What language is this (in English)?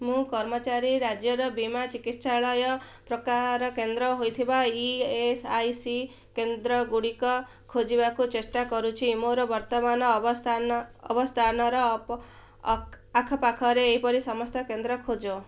Odia